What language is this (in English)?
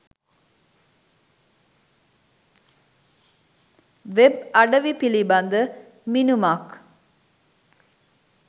Sinhala